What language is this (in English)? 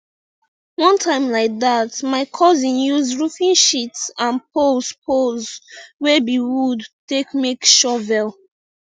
Nigerian Pidgin